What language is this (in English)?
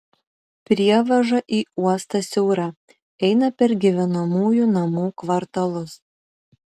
Lithuanian